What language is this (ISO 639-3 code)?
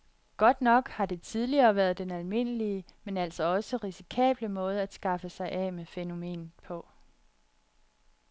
dan